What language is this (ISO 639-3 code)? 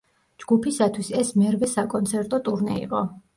kat